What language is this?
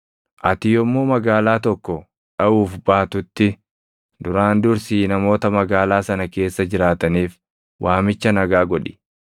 Oromo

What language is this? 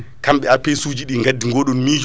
Fula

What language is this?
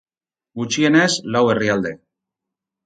Basque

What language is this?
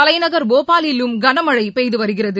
Tamil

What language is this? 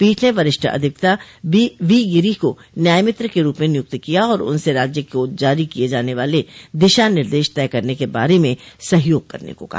Hindi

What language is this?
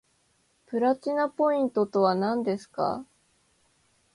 Japanese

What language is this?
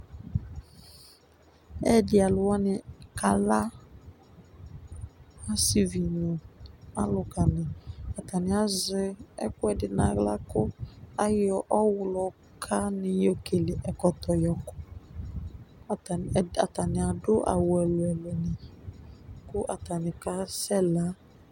Ikposo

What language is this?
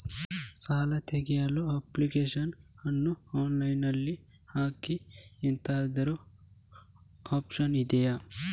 Kannada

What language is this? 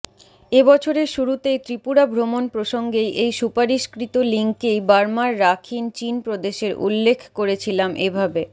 Bangla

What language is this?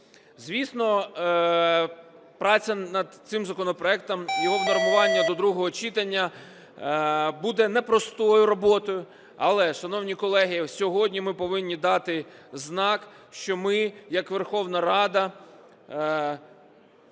Ukrainian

